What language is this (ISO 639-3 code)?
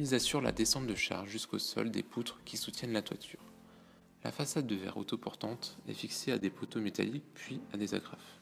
fra